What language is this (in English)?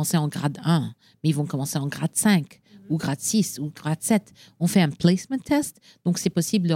French